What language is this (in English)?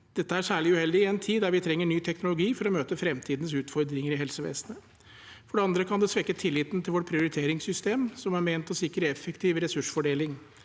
Norwegian